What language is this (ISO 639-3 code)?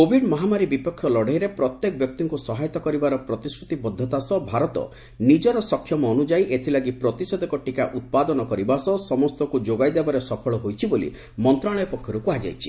ori